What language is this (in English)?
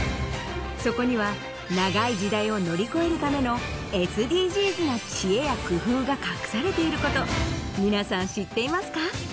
Japanese